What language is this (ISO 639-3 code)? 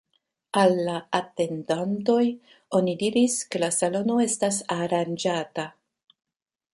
epo